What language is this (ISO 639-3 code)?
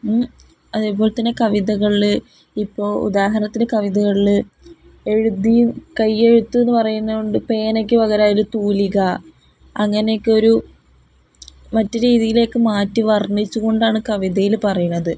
mal